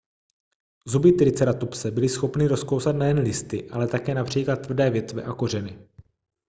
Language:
Czech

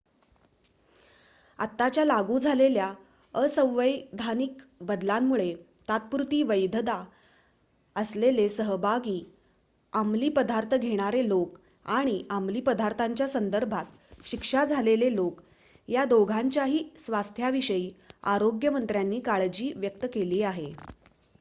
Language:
Marathi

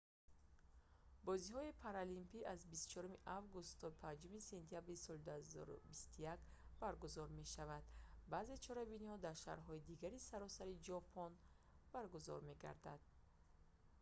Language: Tajik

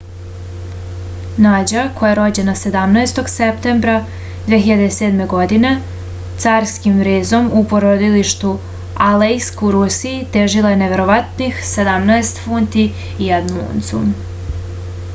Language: Serbian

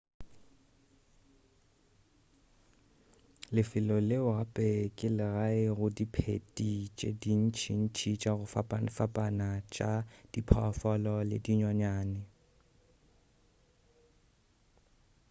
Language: Northern Sotho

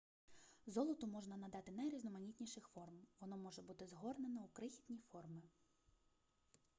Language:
Ukrainian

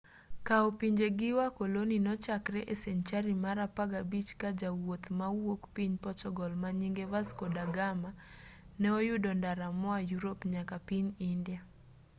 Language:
Luo (Kenya and Tanzania)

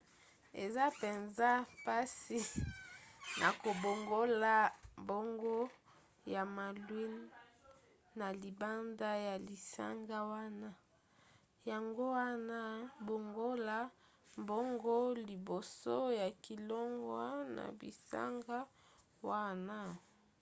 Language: Lingala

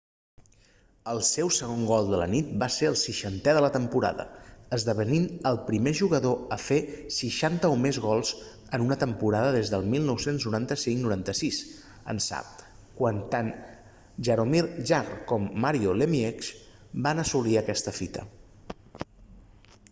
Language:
Catalan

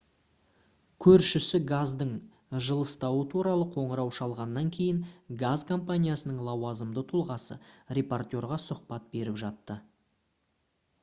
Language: Kazakh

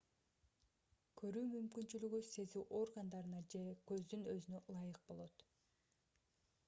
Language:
Kyrgyz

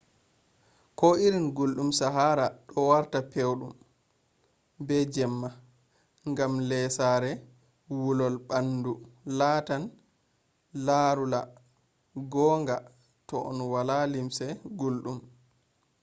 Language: Fula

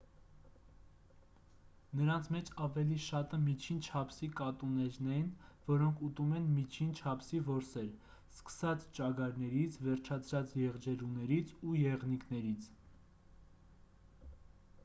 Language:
Armenian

